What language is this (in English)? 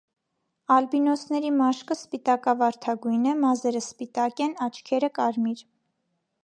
Armenian